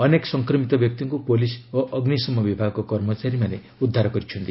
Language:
Odia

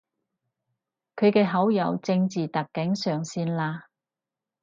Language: Cantonese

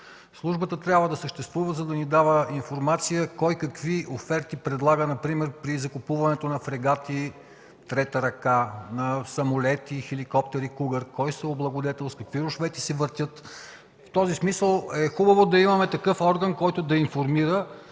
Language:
Bulgarian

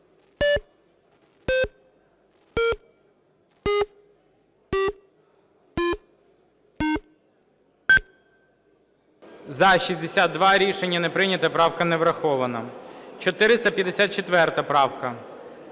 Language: Ukrainian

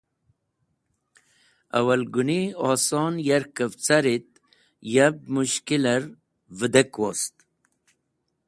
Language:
Wakhi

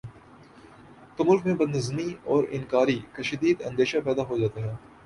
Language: Urdu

